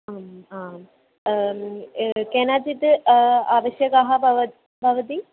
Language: Sanskrit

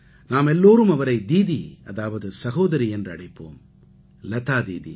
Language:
Tamil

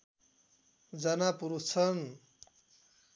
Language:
Nepali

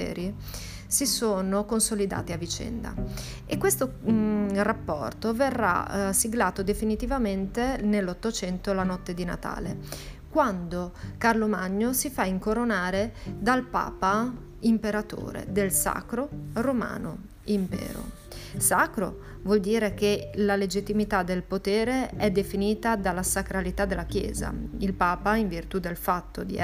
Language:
Italian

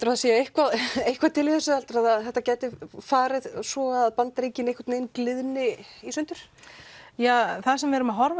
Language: Icelandic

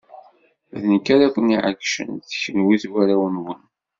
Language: Kabyle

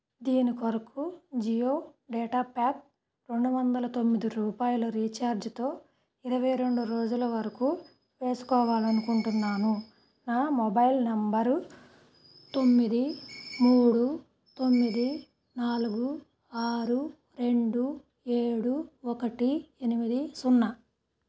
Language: Telugu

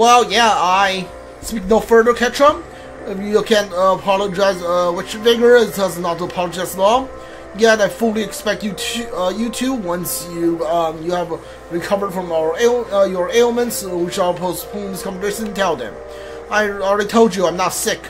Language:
English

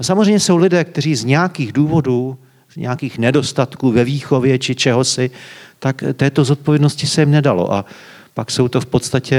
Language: Czech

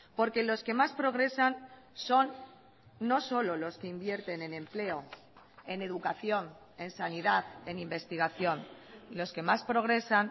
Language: Spanish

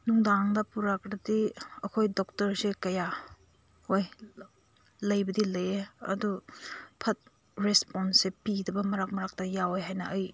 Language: Manipuri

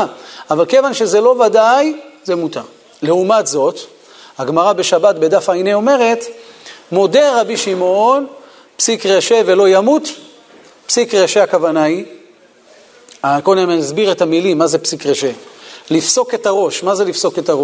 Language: Hebrew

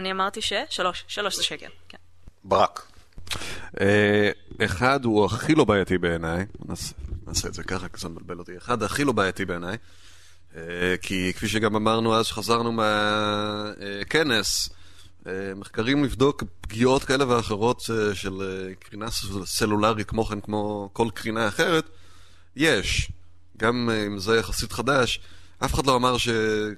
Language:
Hebrew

